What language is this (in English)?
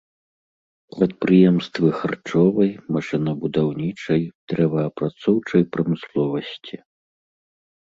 Belarusian